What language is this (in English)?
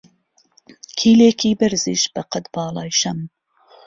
Central Kurdish